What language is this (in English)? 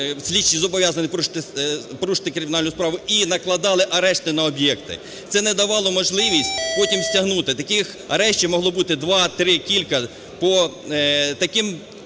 Ukrainian